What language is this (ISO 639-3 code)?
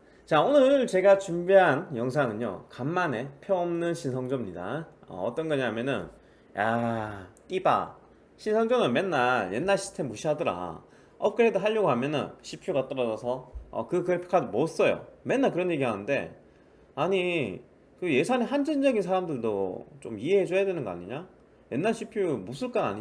kor